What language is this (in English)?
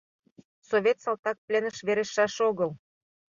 Mari